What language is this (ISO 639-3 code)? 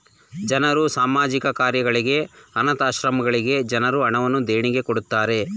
kan